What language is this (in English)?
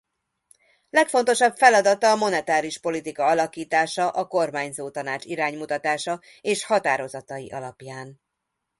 Hungarian